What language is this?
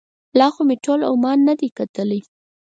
Pashto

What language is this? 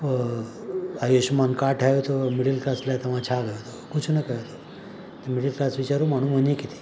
Sindhi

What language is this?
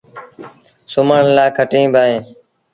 Sindhi Bhil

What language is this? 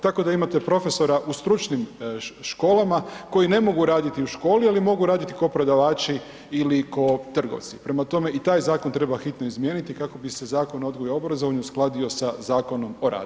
Croatian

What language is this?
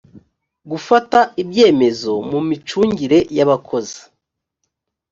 Kinyarwanda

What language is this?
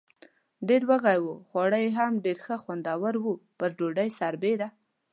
Pashto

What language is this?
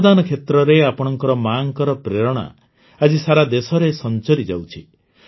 Odia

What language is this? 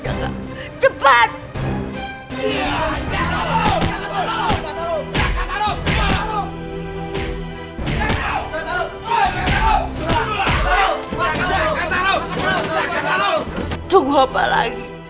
Indonesian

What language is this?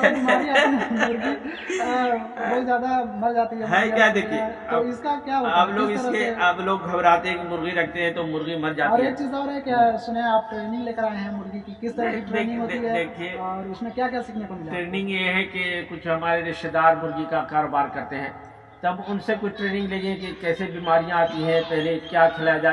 Urdu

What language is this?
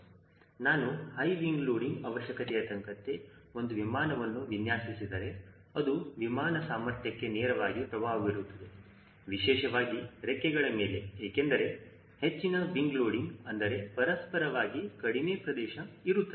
Kannada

